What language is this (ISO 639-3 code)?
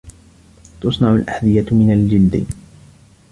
ara